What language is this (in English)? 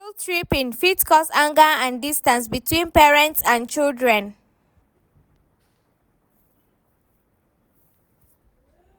Nigerian Pidgin